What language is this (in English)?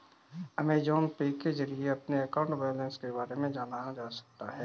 Hindi